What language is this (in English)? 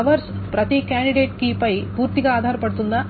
Telugu